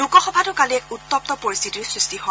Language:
Assamese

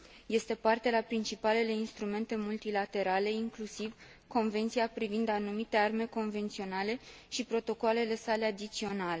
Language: Romanian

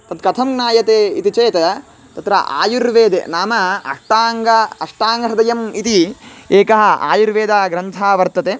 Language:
Sanskrit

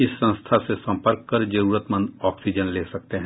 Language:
Hindi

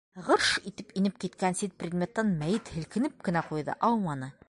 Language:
Bashkir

